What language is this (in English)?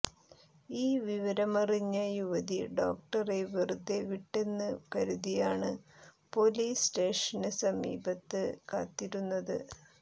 Malayalam